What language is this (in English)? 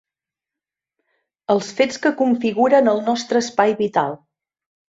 Catalan